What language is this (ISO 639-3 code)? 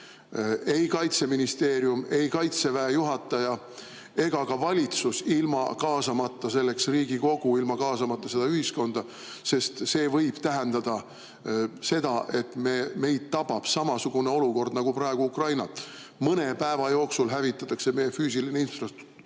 est